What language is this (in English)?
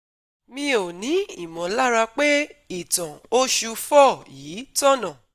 Yoruba